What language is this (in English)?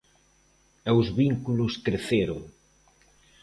Galician